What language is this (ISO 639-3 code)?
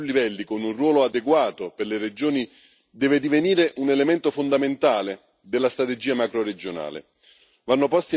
ita